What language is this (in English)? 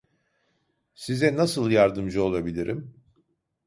Turkish